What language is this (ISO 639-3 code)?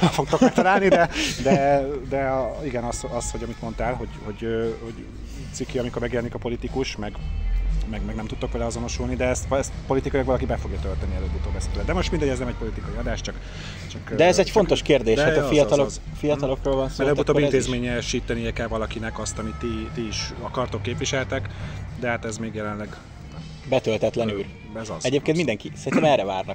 hun